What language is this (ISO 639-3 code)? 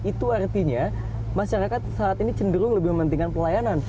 ind